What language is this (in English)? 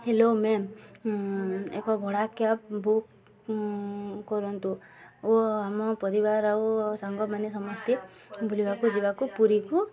Odia